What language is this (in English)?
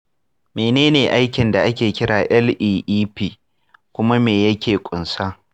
Hausa